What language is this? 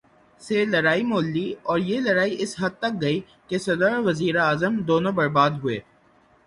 Urdu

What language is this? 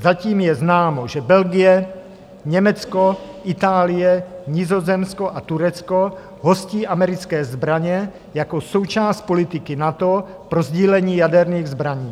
Czech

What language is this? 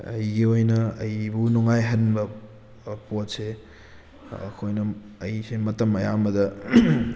Manipuri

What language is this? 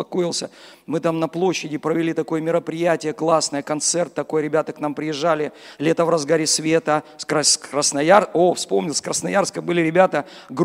Russian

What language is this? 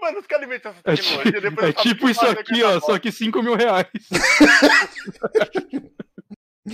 Portuguese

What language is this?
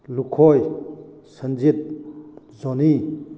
Manipuri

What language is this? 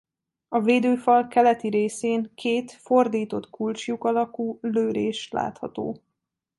Hungarian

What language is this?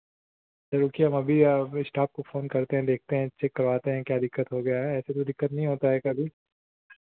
Hindi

